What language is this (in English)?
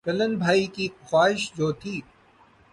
Urdu